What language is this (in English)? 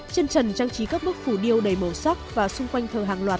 Vietnamese